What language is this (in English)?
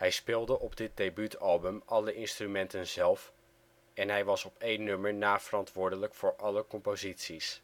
Dutch